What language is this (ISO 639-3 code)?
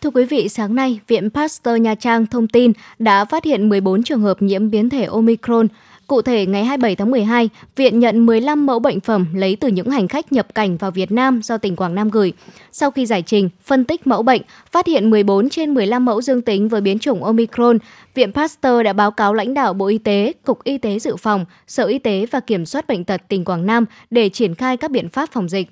vie